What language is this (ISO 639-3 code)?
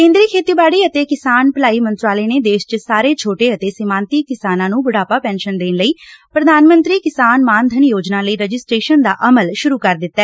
pan